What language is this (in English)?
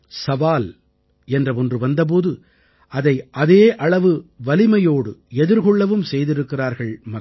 Tamil